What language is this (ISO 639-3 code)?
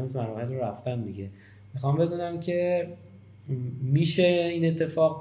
fas